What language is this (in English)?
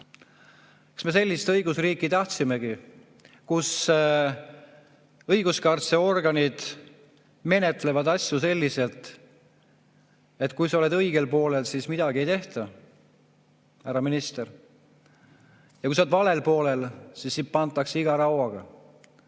Estonian